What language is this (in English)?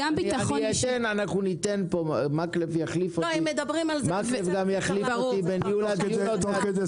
Hebrew